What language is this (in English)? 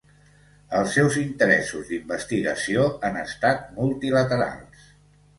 Catalan